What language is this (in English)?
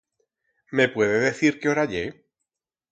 Aragonese